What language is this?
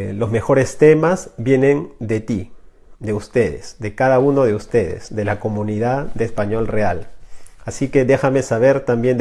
Spanish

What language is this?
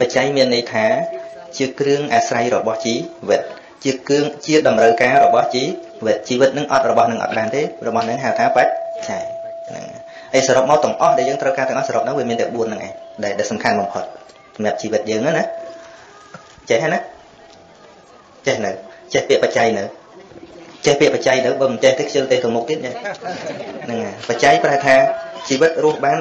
Vietnamese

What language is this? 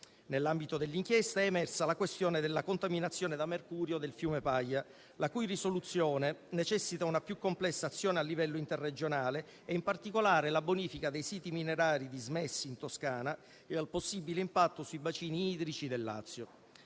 Italian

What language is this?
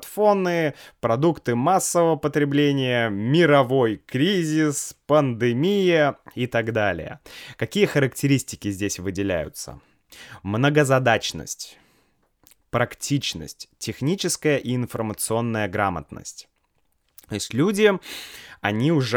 Russian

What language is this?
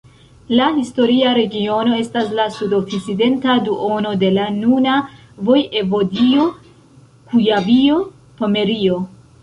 Esperanto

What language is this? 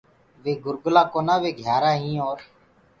Gurgula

